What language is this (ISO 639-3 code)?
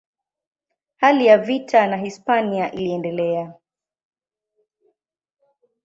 swa